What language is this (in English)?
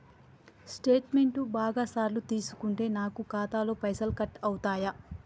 Telugu